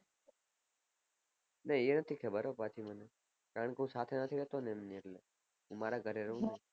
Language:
Gujarati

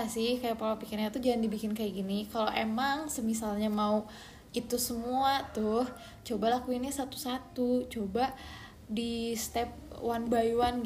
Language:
Indonesian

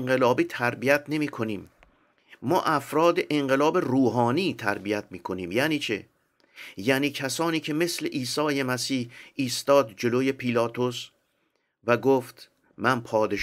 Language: Persian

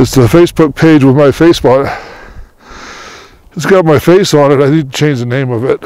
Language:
English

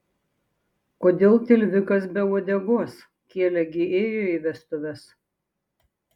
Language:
Lithuanian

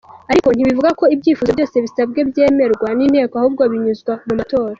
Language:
Kinyarwanda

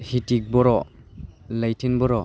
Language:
Bodo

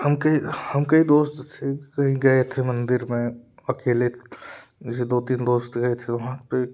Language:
Hindi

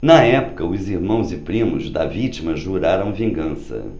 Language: Portuguese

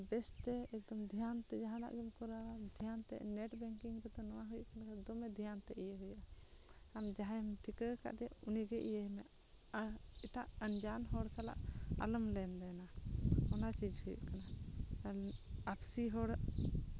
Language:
Santali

